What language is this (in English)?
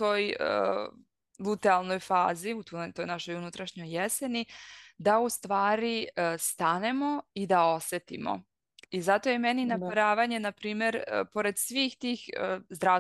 Croatian